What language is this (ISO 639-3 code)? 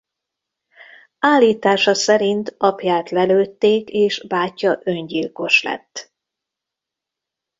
hun